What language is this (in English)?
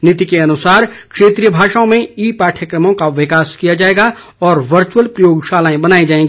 Hindi